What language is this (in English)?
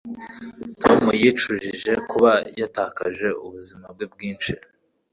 Kinyarwanda